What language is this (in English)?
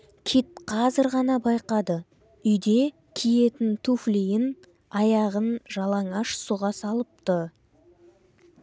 Kazakh